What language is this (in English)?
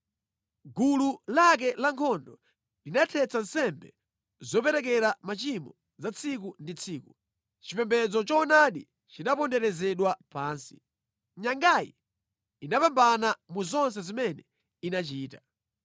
Nyanja